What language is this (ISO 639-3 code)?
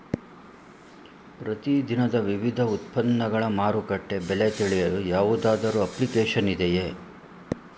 kan